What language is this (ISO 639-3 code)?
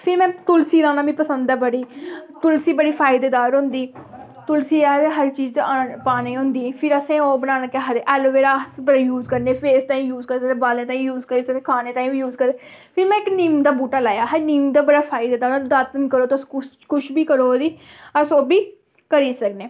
doi